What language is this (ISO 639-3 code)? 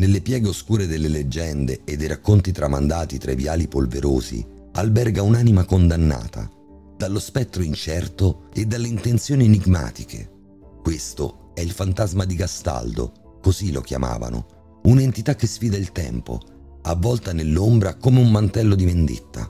ita